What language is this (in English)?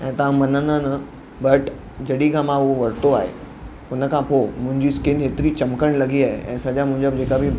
Sindhi